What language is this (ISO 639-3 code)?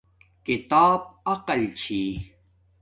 dmk